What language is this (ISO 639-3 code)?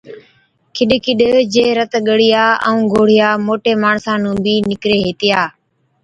odk